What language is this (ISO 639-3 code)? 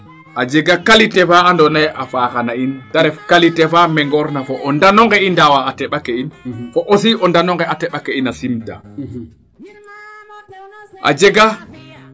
srr